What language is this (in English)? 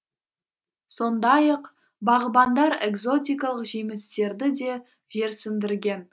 Kazakh